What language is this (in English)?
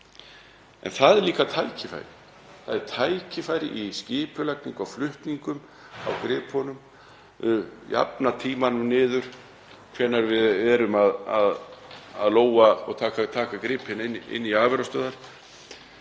Icelandic